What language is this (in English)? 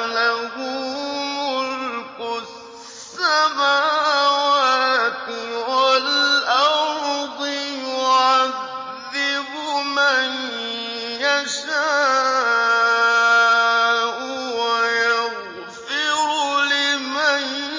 Arabic